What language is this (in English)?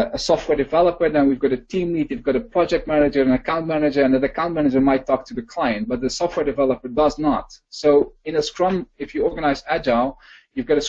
English